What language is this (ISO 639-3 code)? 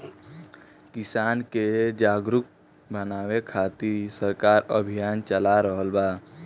bho